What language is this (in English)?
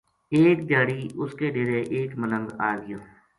Gujari